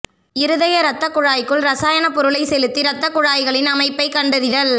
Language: Tamil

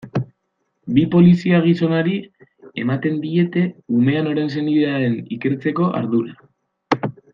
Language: Basque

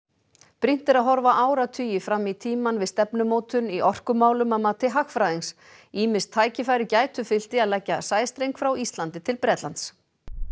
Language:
Icelandic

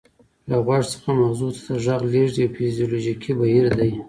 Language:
Pashto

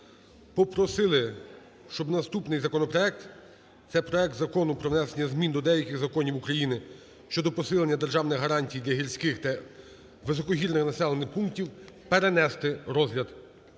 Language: Ukrainian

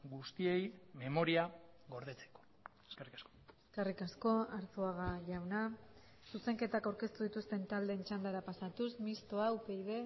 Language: Basque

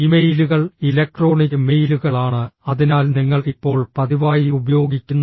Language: Malayalam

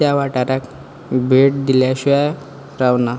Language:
Konkani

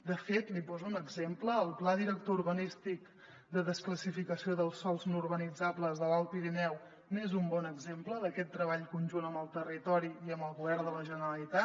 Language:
Catalan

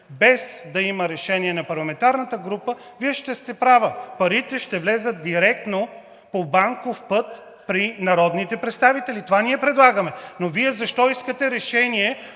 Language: Bulgarian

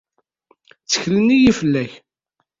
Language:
Kabyle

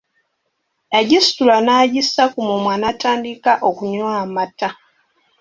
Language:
Ganda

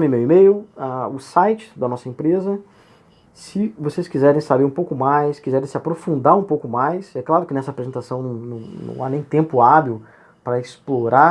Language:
Portuguese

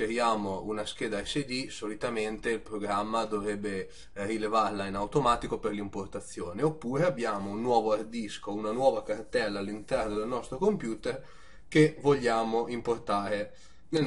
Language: Italian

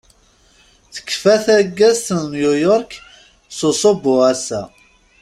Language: Kabyle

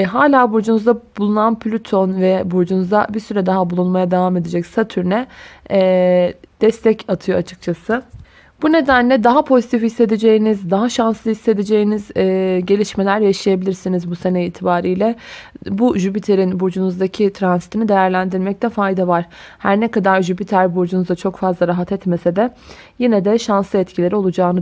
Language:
Turkish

